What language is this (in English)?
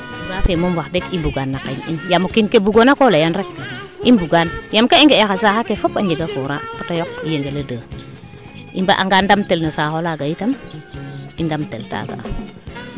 Serer